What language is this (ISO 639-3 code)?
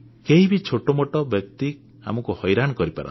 ori